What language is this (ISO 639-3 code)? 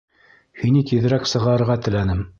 bak